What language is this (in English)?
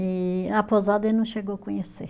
Portuguese